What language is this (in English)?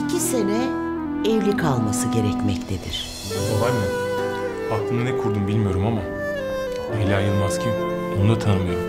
Turkish